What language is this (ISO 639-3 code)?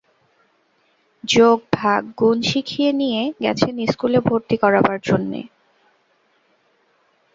ben